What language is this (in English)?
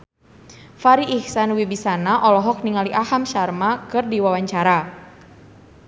Sundanese